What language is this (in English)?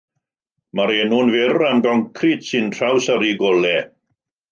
Welsh